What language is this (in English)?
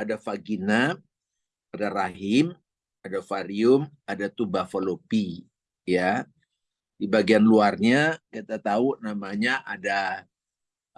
Indonesian